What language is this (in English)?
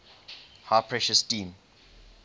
English